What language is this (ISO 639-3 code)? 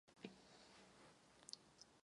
ces